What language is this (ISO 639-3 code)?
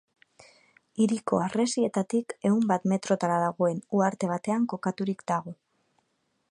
eus